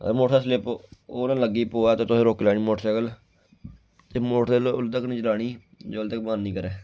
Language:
Dogri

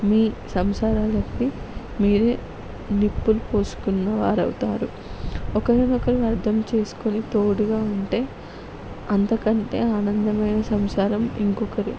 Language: Telugu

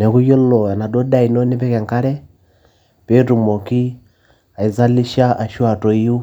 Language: Masai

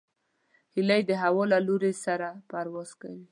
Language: Pashto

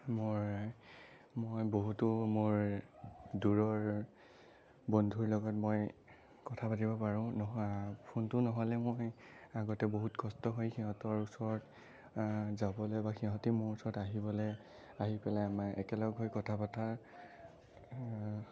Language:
Assamese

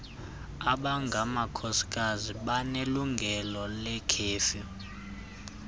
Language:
Xhosa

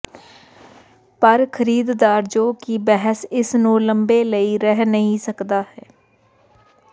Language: Punjabi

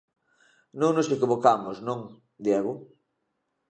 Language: Galician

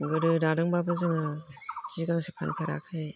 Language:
Bodo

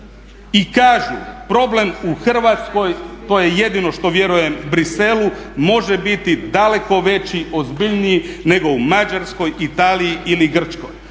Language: Croatian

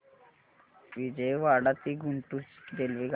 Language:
Marathi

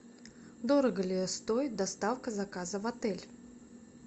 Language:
Russian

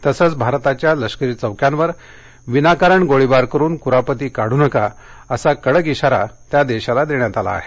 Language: Marathi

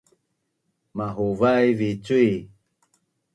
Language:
Bunun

